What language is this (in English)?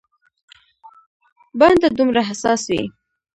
Pashto